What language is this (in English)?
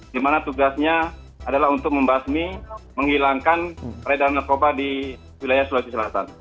Indonesian